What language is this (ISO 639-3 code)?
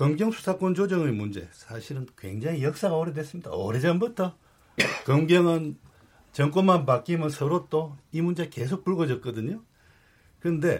kor